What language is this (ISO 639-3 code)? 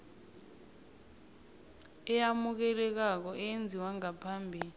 nbl